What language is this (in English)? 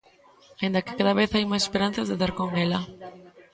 Galician